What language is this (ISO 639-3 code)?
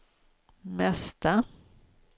swe